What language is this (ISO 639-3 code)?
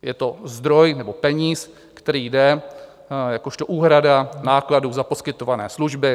ces